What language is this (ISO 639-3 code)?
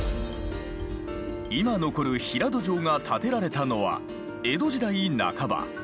jpn